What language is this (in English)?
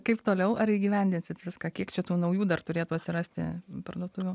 Lithuanian